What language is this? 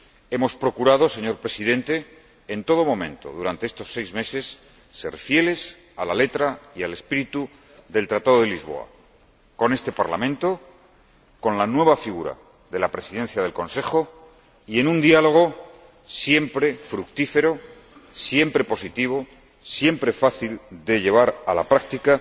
Spanish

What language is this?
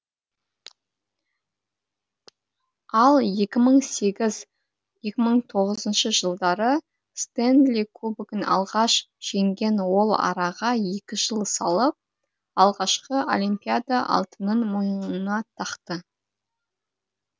Kazakh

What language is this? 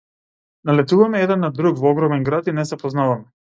Macedonian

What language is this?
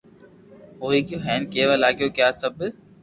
Loarki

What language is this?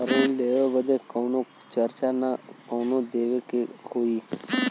Bhojpuri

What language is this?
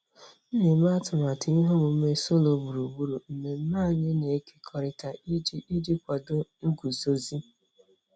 Igbo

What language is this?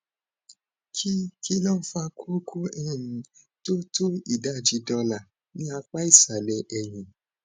Yoruba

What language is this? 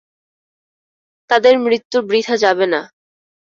Bangla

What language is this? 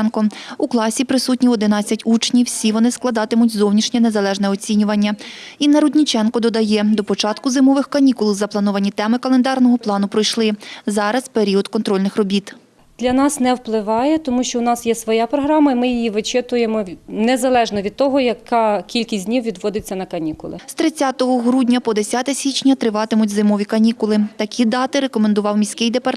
Ukrainian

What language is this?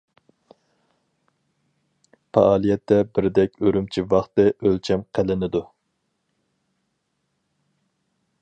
Uyghur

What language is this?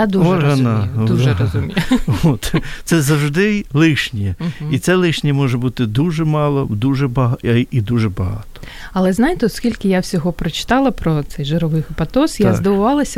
Ukrainian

